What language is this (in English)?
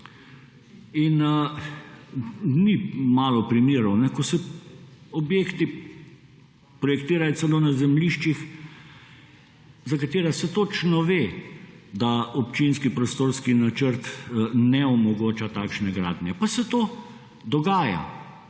Slovenian